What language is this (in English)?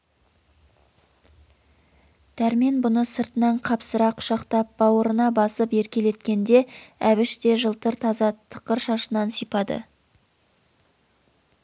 Kazakh